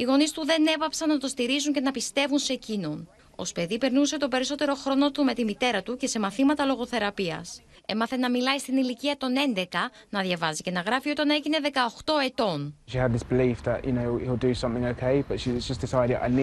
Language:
Greek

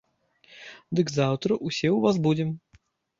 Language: Belarusian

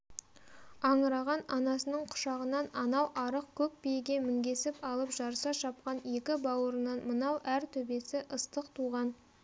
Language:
Kazakh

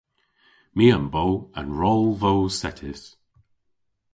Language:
Cornish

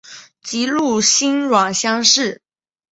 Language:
Chinese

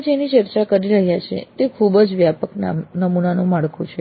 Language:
Gujarati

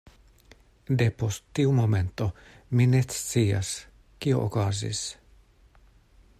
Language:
Esperanto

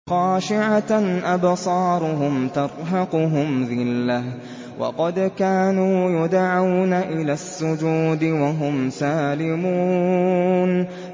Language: Arabic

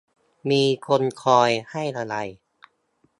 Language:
Thai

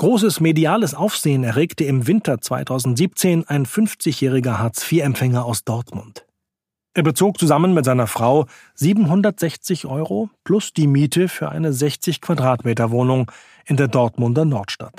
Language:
German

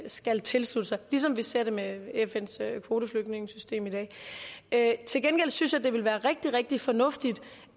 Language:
Danish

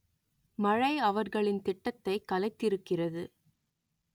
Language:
Tamil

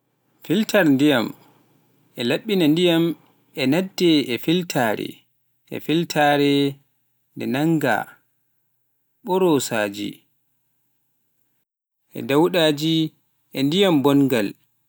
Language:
Pular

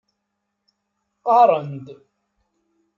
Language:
Kabyle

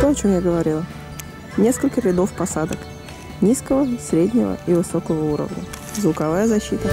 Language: Russian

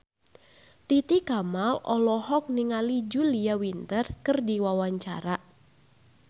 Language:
Sundanese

